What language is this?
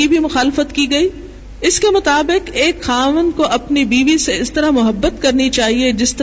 Urdu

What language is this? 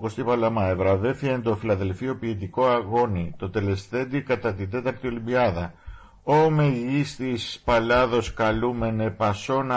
Greek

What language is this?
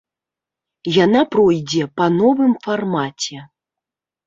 Belarusian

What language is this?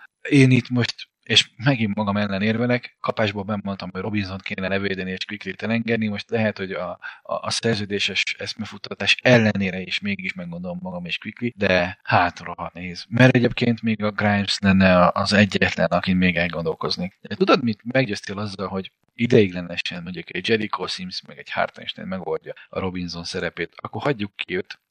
Hungarian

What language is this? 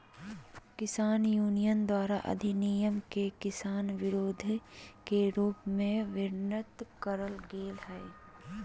Magahi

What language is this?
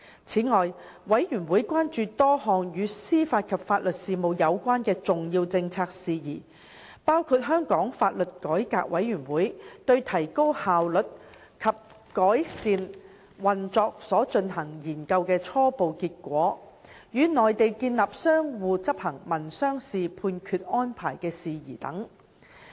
Cantonese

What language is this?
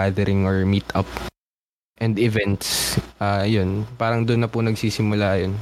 Filipino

